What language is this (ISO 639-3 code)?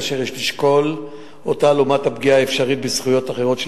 heb